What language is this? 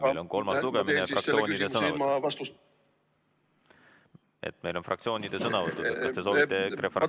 Estonian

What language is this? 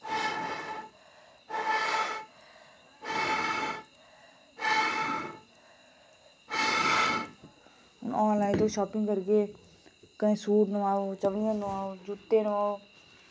Dogri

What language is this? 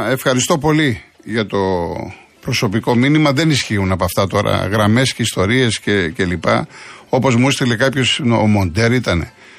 Greek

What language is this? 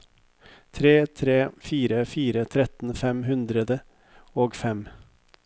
Norwegian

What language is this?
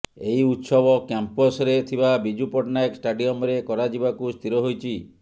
Odia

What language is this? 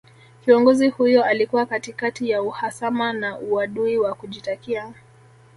Swahili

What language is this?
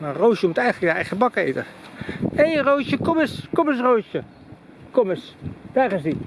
Dutch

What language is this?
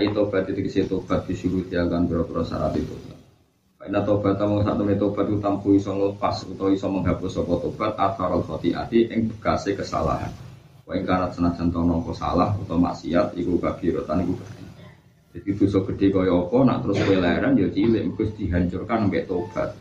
Indonesian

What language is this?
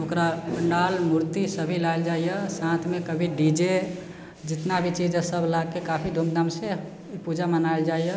Maithili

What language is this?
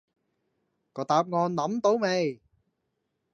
Cantonese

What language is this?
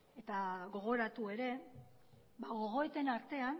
Basque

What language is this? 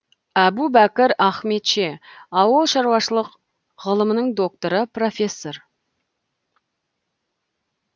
Kazakh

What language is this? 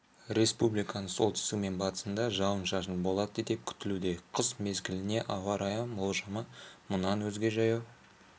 Kazakh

